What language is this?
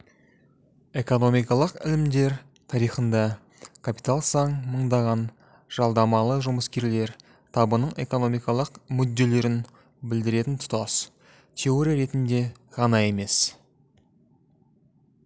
Kazakh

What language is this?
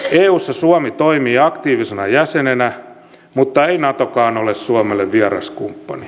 Finnish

